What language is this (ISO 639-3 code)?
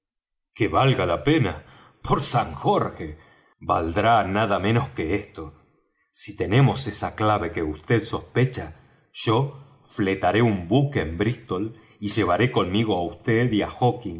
spa